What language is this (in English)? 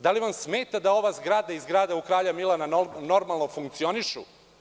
Serbian